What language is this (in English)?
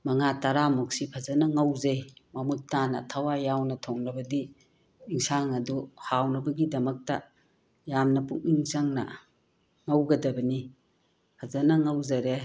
Manipuri